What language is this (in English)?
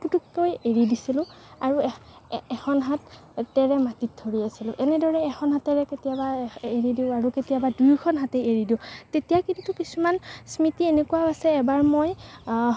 Assamese